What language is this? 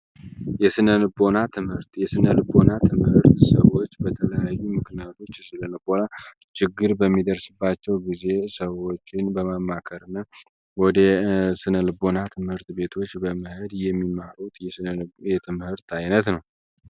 Amharic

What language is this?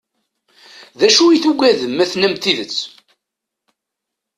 Kabyle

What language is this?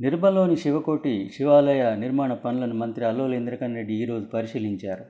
Telugu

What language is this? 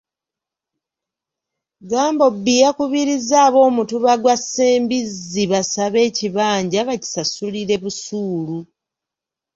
Ganda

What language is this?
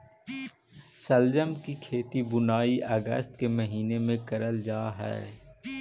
Magahi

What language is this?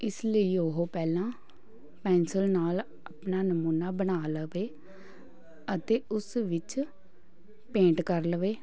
Punjabi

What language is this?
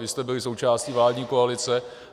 Czech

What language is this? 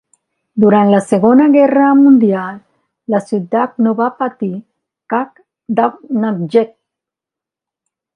Catalan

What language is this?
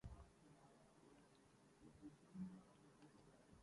Urdu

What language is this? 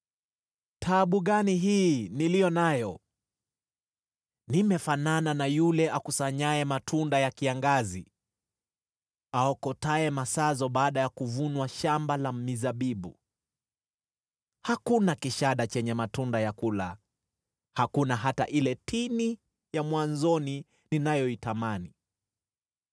Swahili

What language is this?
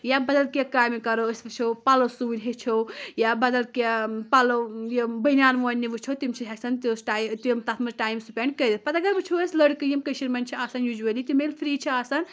Kashmiri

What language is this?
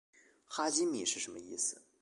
Chinese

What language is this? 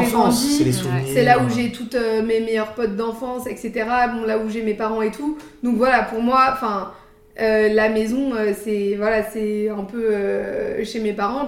French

